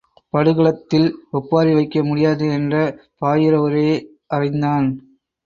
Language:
Tamil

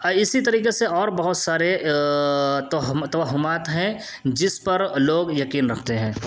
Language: Urdu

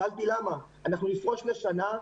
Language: Hebrew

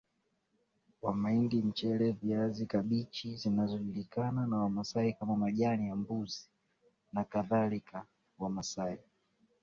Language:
Swahili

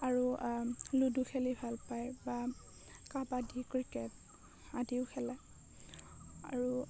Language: Assamese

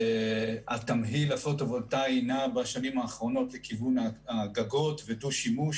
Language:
Hebrew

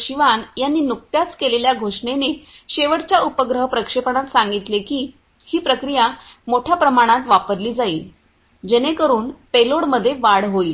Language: Marathi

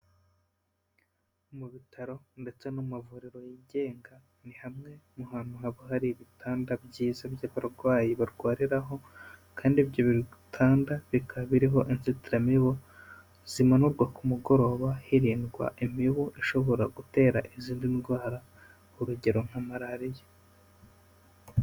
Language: Kinyarwanda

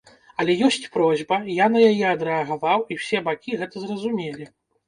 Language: Belarusian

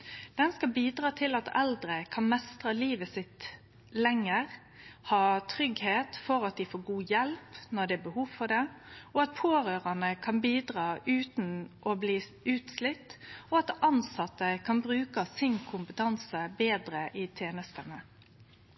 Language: Norwegian Nynorsk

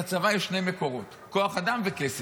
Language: Hebrew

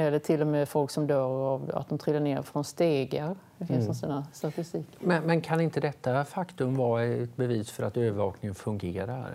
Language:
Swedish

